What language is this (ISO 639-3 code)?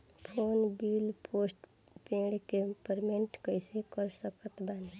bho